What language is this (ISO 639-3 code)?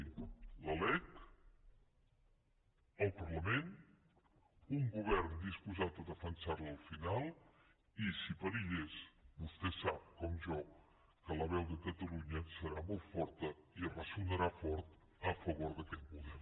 cat